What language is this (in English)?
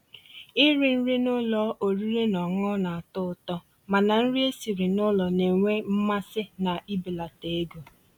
Igbo